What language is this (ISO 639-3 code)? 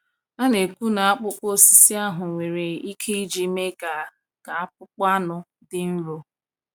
ibo